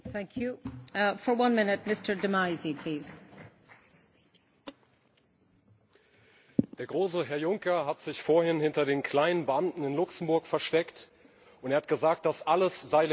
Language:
German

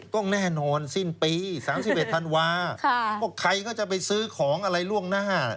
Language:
Thai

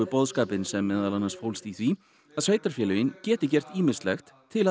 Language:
Icelandic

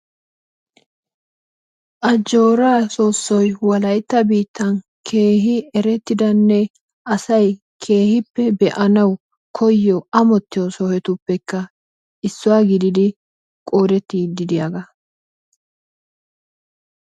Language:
Wolaytta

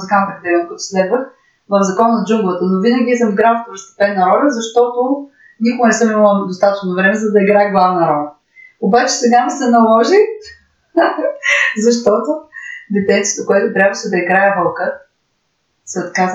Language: Bulgarian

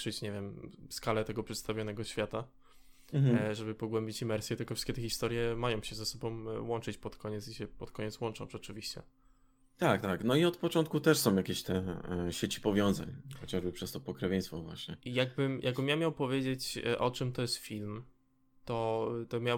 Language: Polish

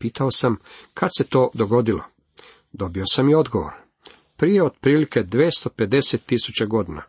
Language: Croatian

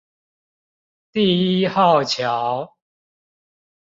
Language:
Chinese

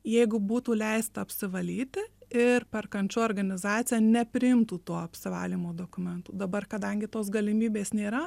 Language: Lithuanian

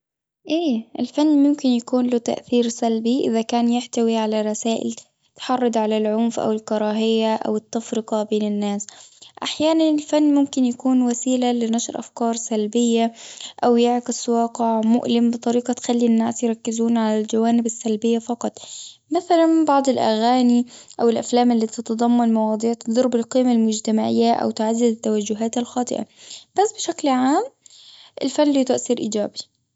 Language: Gulf Arabic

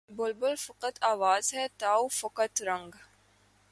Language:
Urdu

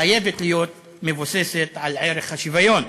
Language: Hebrew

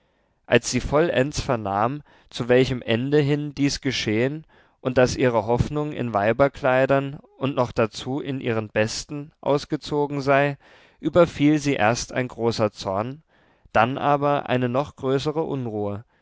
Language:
German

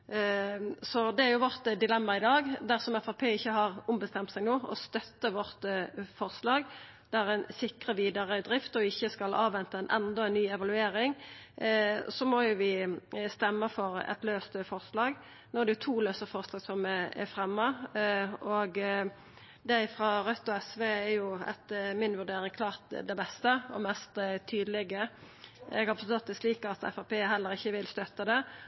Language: Norwegian Nynorsk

